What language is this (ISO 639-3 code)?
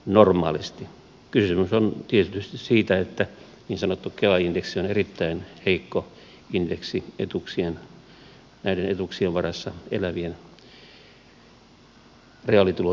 fin